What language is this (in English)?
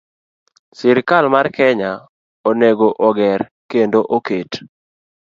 Luo (Kenya and Tanzania)